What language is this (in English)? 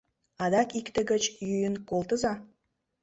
Mari